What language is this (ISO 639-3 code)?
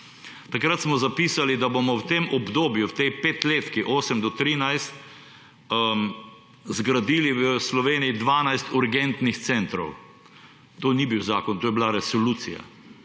slv